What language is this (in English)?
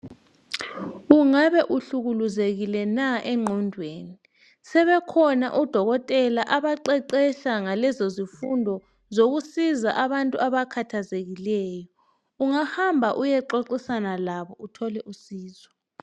North Ndebele